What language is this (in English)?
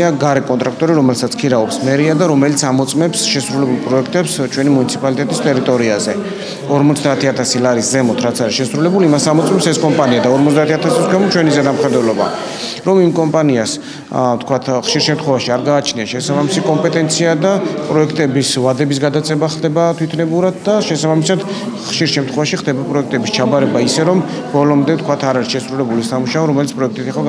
Romanian